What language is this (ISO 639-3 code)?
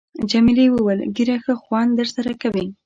pus